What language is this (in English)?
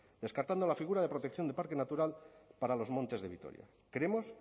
Spanish